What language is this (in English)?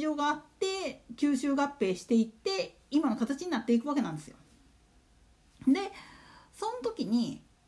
Japanese